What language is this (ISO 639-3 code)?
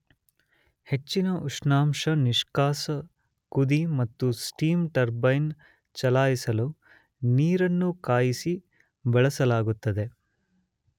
kan